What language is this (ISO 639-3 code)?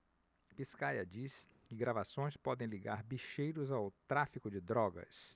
por